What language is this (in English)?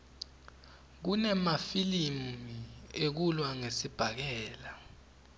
Swati